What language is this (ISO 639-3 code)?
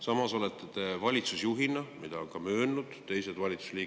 est